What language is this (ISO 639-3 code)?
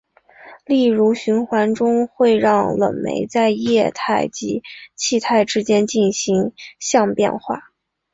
zho